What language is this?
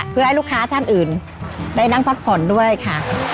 Thai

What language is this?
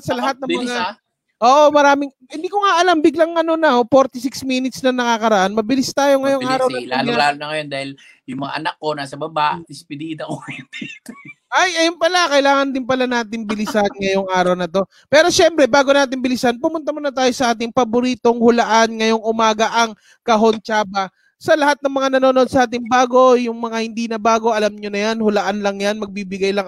Filipino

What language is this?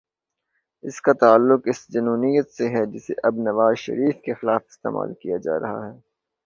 Urdu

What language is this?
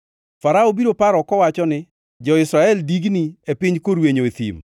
Luo (Kenya and Tanzania)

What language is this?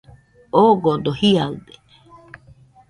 Nüpode Huitoto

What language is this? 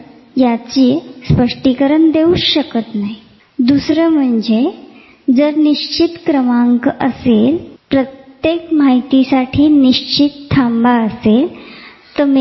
Marathi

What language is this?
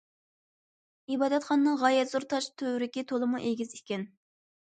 Uyghur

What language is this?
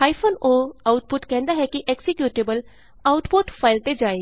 Punjabi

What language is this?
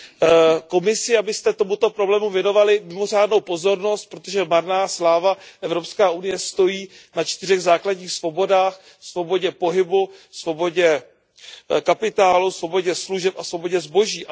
Czech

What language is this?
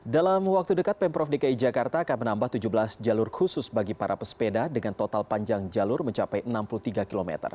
Indonesian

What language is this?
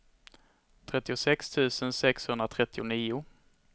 Swedish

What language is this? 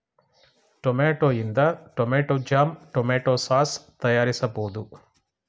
Kannada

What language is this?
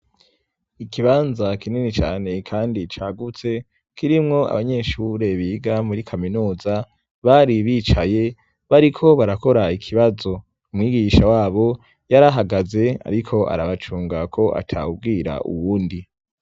Rundi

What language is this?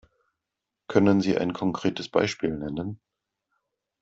German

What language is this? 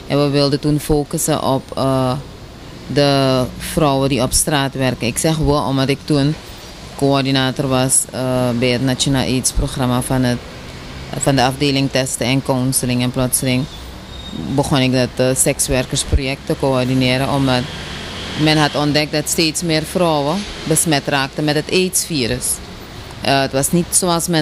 Dutch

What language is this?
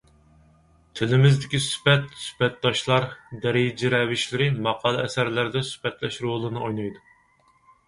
Uyghur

